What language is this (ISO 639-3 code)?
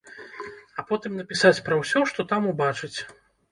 bel